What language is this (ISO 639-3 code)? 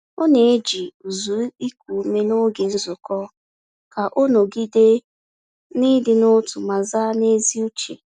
ibo